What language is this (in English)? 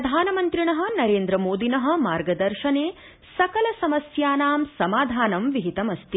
Sanskrit